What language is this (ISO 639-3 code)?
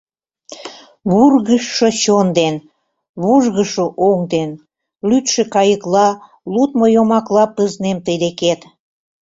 chm